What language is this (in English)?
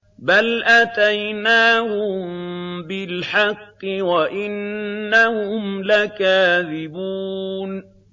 Arabic